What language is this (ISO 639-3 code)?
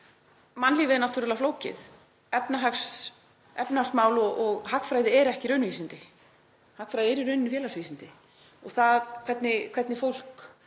isl